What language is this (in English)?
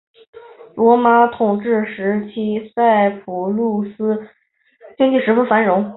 Chinese